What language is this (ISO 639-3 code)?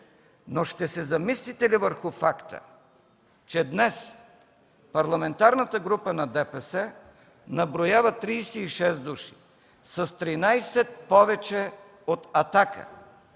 bul